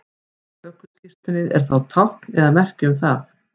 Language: Icelandic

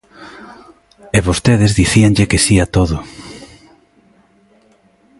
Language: Galician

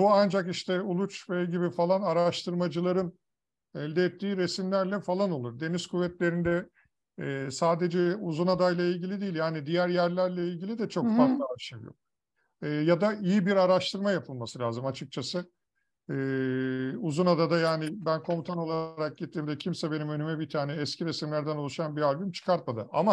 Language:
Turkish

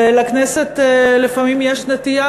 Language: Hebrew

